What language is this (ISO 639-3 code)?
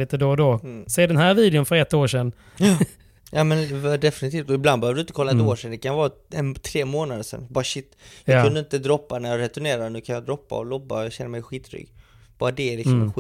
swe